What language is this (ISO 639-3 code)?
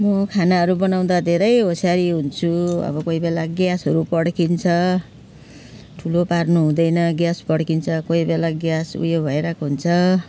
nep